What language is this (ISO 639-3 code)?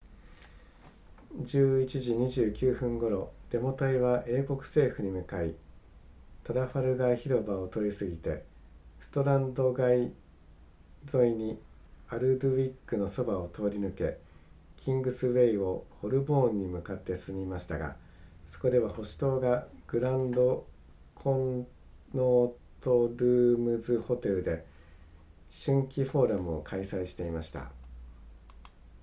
jpn